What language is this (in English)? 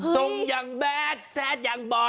Thai